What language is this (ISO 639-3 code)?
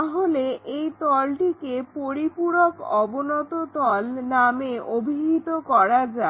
ben